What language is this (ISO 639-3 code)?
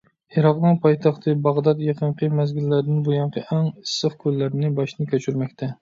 uig